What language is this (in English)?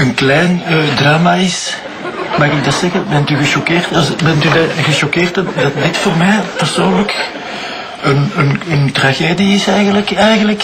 Dutch